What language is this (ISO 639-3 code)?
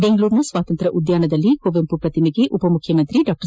kan